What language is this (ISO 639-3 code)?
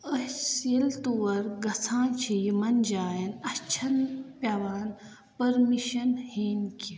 kas